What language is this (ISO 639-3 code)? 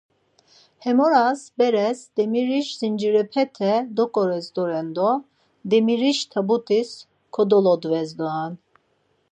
lzz